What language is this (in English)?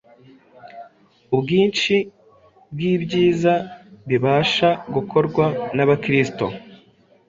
Kinyarwanda